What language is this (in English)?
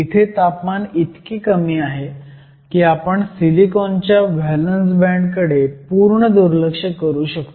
Marathi